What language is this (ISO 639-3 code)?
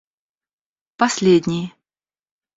rus